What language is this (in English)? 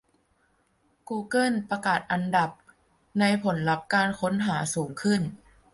Thai